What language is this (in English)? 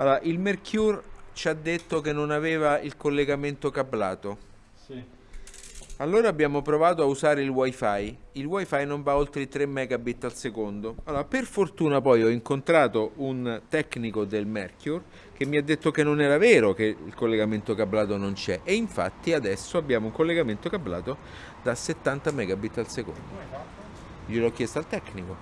Italian